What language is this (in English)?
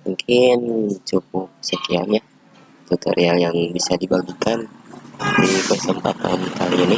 Indonesian